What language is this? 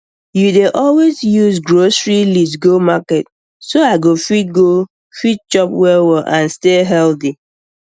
Nigerian Pidgin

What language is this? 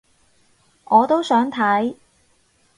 Cantonese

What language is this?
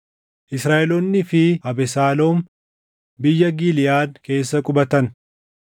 Oromo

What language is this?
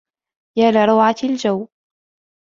Arabic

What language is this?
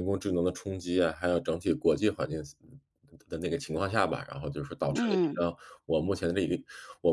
Chinese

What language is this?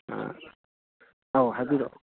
Manipuri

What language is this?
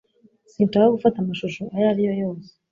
Kinyarwanda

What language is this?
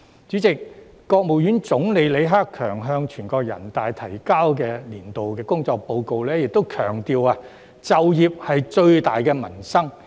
Cantonese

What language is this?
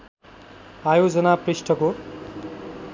Nepali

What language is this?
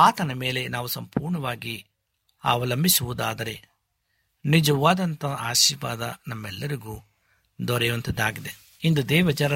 Kannada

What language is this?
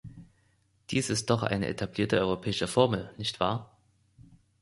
German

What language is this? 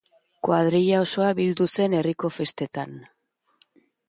Basque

